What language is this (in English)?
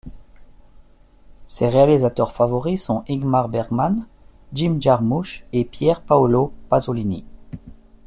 French